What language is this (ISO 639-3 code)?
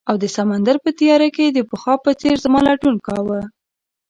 pus